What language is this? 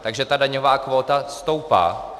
Czech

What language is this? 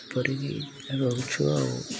Odia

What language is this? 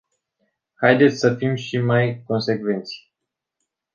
Romanian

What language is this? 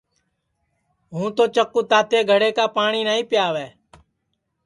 Sansi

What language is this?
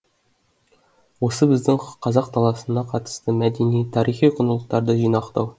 Kazakh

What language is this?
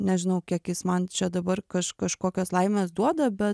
Lithuanian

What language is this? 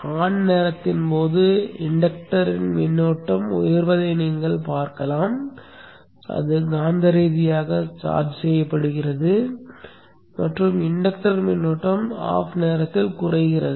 Tamil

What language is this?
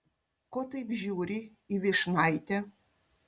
Lithuanian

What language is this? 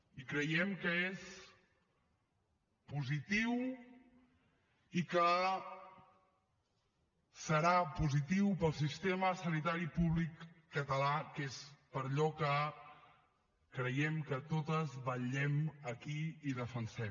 Catalan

